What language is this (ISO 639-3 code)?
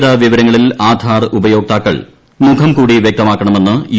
mal